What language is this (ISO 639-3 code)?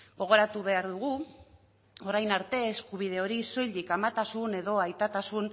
eus